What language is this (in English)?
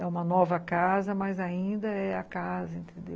Portuguese